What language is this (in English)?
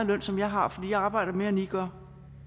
Danish